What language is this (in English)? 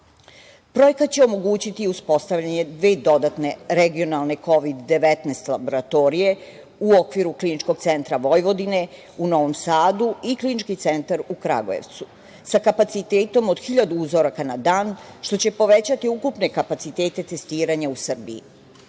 Serbian